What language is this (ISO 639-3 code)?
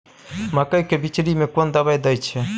mai